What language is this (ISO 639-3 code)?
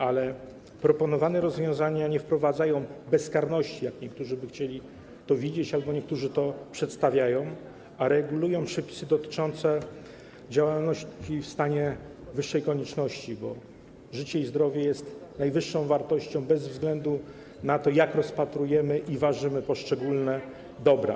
pol